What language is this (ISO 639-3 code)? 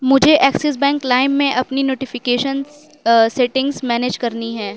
urd